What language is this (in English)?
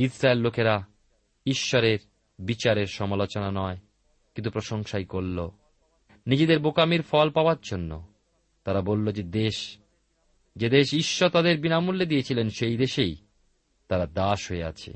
Bangla